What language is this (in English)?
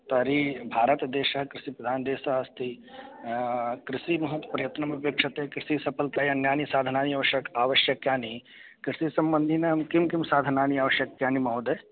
Sanskrit